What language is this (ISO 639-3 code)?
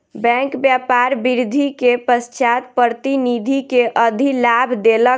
mai